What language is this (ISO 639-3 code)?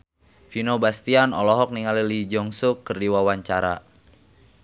sun